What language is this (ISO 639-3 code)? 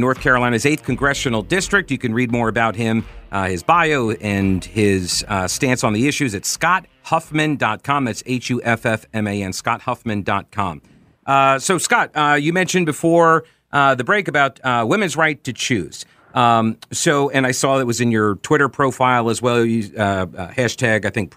eng